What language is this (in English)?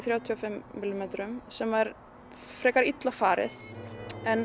Icelandic